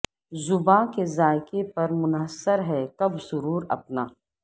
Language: Urdu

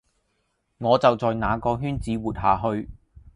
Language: Cantonese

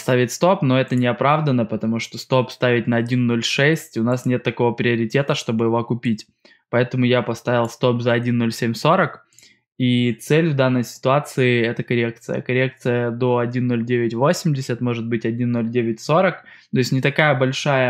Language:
Russian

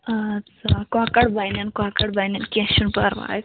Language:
Kashmiri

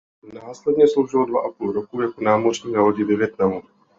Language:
Czech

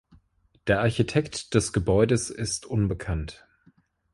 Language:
German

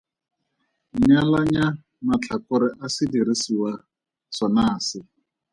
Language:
Tswana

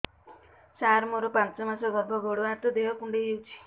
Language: Odia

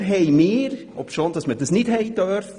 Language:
Swiss German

